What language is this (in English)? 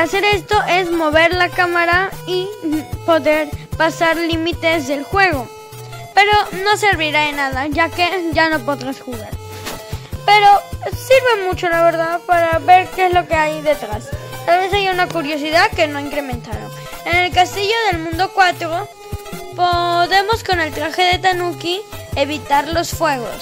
Spanish